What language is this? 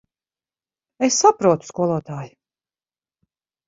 Latvian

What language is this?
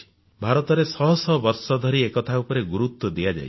Odia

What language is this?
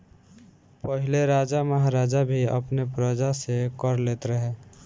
Bhojpuri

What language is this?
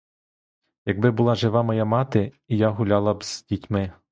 Ukrainian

